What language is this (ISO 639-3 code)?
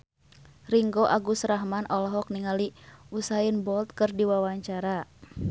sun